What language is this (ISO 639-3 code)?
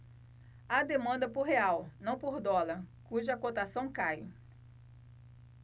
por